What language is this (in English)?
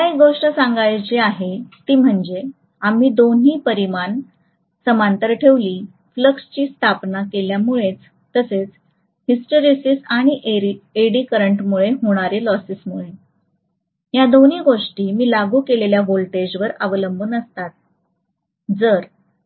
Marathi